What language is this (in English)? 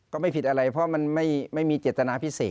Thai